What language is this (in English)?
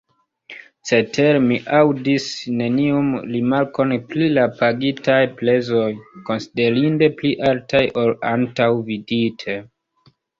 Esperanto